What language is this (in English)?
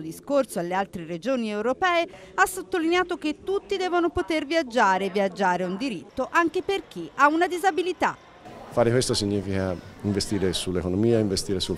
Italian